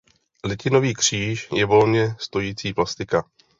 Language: Czech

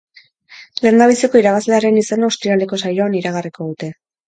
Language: Basque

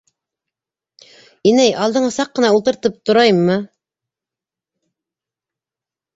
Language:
Bashkir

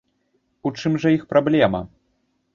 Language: Belarusian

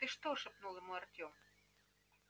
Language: Russian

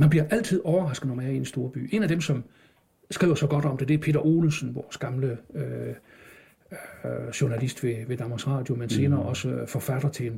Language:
Danish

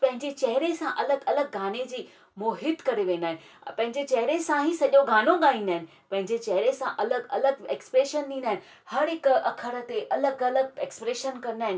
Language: Sindhi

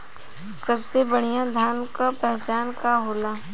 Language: Bhojpuri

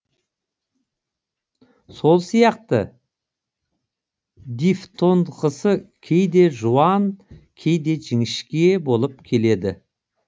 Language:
Kazakh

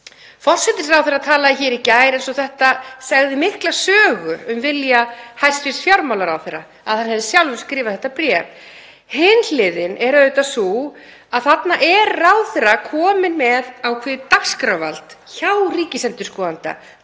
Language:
Icelandic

